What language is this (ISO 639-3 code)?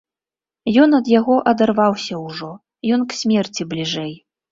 bel